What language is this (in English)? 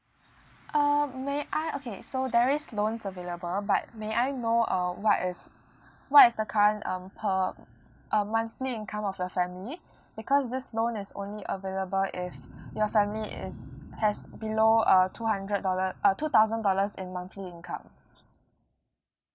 English